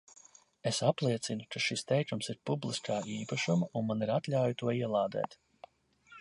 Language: Latvian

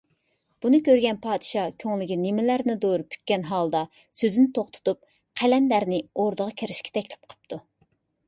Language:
Uyghur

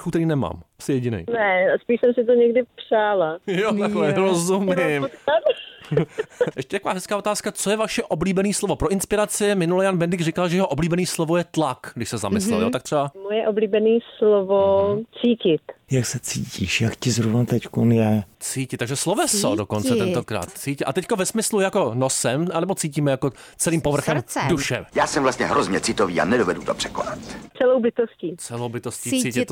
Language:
Czech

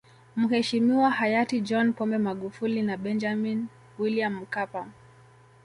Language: Swahili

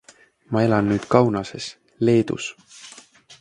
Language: Estonian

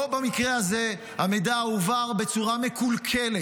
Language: Hebrew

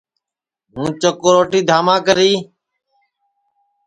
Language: Sansi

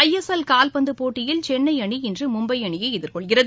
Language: Tamil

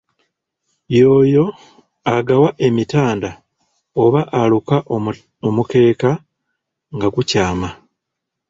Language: Ganda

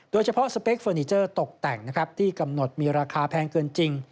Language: Thai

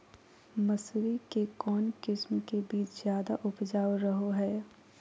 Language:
Magahi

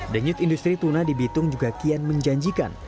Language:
Indonesian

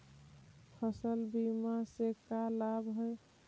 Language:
Magahi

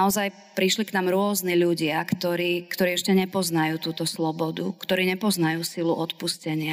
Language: Slovak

